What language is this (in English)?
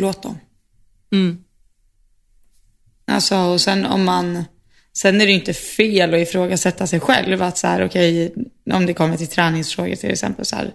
Swedish